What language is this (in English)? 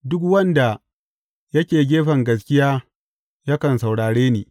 Hausa